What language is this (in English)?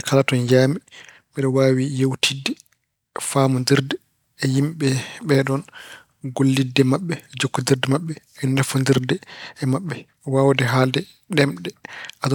Fula